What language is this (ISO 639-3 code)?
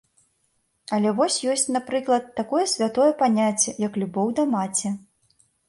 bel